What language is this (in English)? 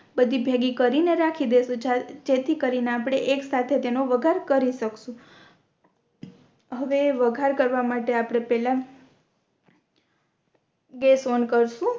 Gujarati